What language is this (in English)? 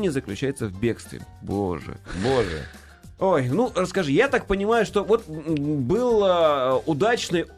Russian